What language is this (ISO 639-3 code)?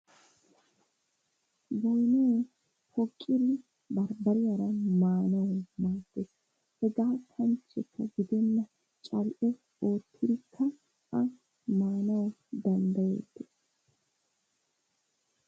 wal